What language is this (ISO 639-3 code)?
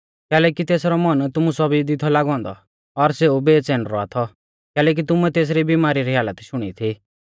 bfz